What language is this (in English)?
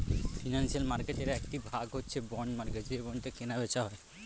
Bangla